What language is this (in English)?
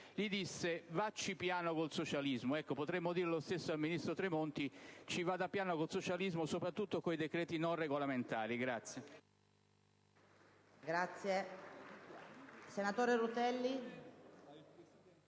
Italian